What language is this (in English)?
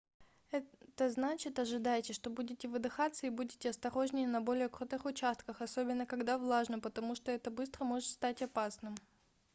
Russian